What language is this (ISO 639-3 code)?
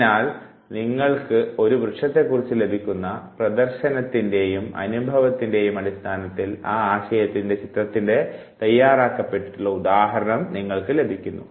mal